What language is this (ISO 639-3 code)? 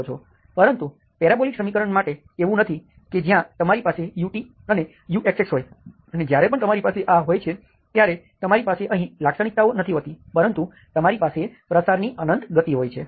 guj